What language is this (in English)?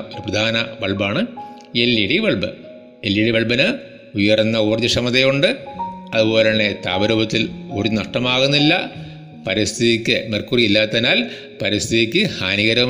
Malayalam